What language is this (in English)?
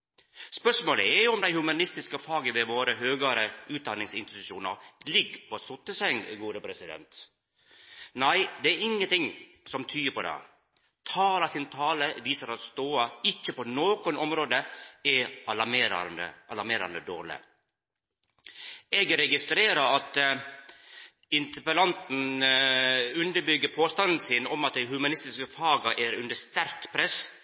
Norwegian Nynorsk